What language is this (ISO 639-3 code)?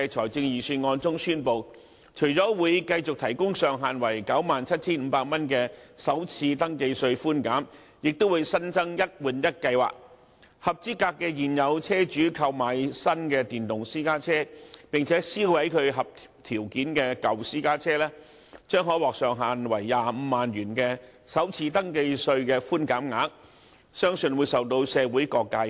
yue